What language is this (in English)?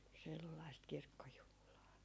Finnish